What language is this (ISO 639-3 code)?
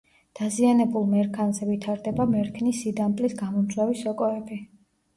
kat